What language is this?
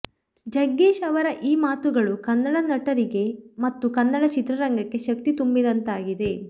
Kannada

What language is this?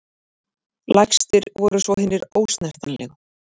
Icelandic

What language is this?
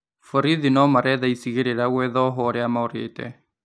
Kikuyu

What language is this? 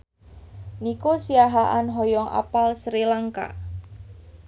Sundanese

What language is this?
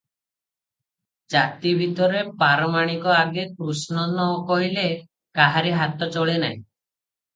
Odia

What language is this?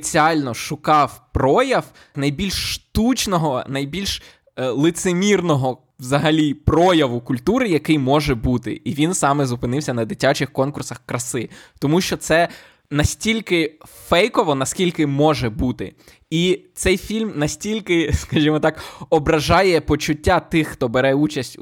Ukrainian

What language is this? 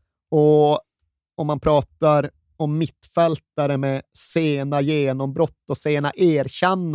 Swedish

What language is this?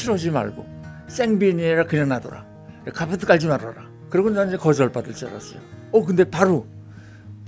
Korean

